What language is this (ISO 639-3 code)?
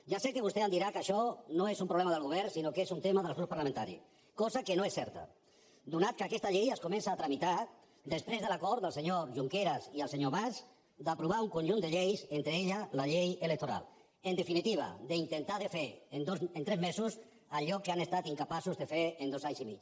cat